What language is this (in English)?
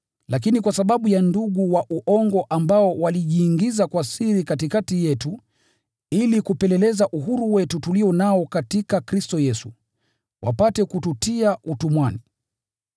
Swahili